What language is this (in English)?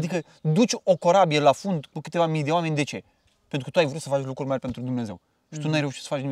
Romanian